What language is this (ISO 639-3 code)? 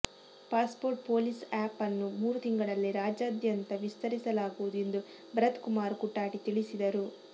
kan